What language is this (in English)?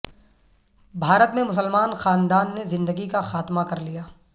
Urdu